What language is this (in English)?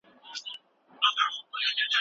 Pashto